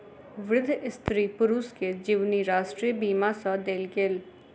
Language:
Maithili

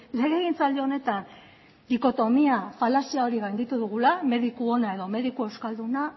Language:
Basque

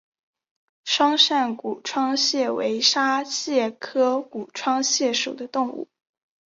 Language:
Chinese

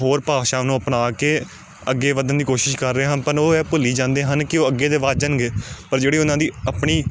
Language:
Punjabi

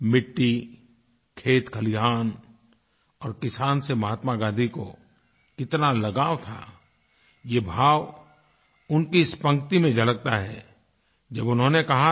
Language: Hindi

